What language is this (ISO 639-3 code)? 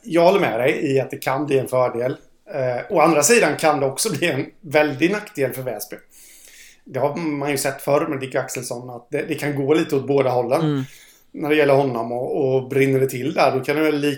swe